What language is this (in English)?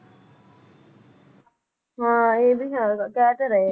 Punjabi